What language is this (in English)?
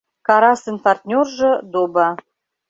Mari